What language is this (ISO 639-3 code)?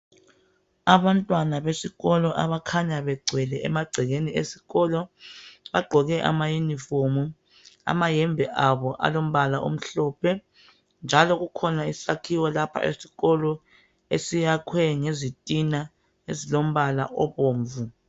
nde